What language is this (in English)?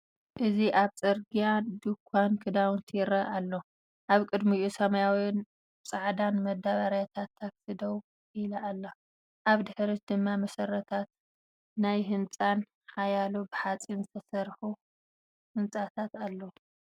Tigrinya